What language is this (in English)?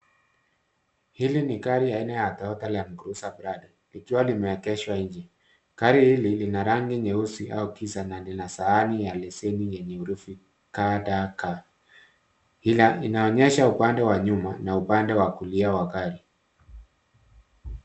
Swahili